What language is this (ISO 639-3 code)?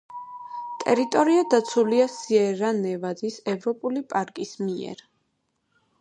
kat